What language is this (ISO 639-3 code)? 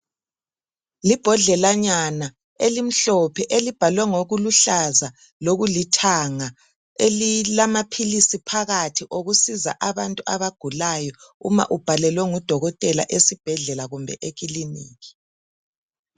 nde